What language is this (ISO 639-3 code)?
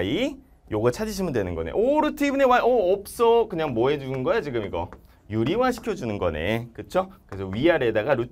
kor